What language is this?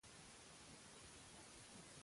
Catalan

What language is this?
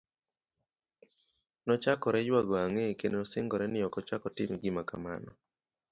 Luo (Kenya and Tanzania)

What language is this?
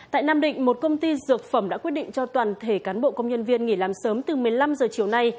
Vietnamese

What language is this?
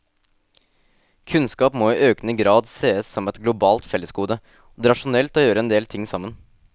Norwegian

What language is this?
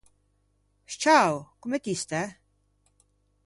Ligurian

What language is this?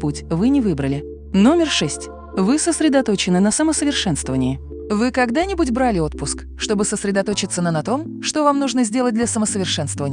Russian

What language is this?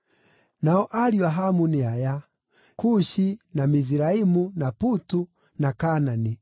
Kikuyu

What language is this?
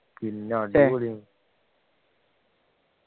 Malayalam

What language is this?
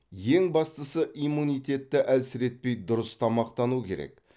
Kazakh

